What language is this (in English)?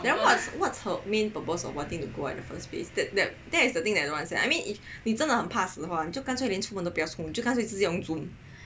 English